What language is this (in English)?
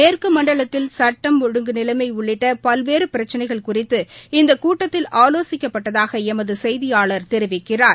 Tamil